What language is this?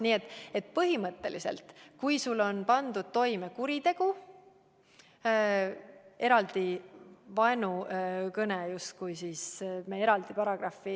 Estonian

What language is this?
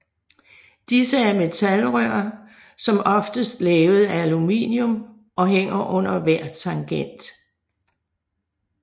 Danish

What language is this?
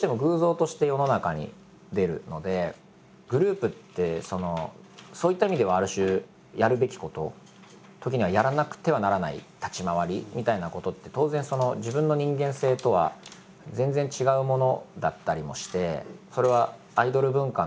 Japanese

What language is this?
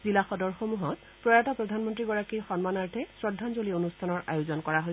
Assamese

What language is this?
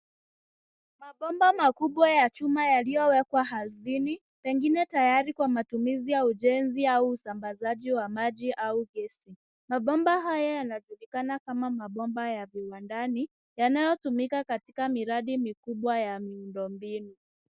Swahili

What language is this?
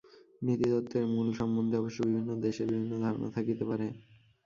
Bangla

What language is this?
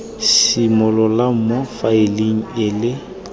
Tswana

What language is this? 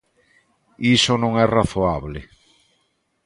Galician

